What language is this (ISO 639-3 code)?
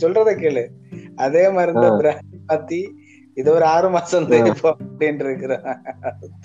tam